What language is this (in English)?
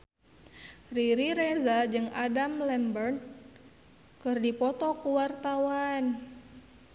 Sundanese